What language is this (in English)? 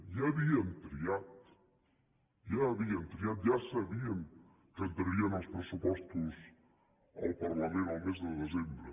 Catalan